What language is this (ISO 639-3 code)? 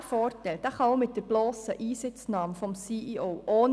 gsw